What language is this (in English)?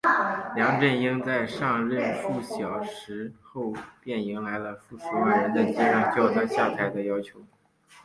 Chinese